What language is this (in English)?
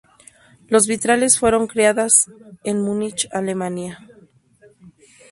Spanish